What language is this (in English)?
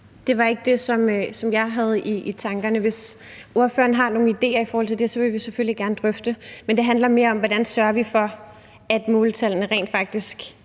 Danish